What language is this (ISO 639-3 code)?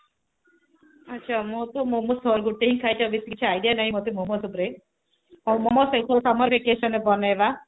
ori